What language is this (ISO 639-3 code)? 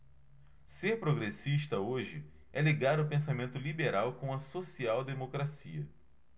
por